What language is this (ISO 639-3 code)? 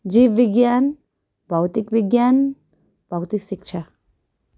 nep